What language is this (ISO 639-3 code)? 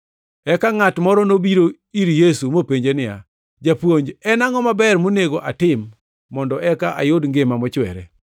luo